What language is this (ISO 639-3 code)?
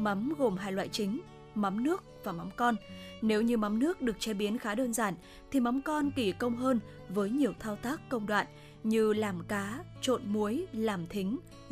vie